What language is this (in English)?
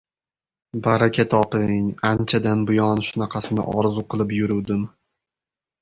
Uzbek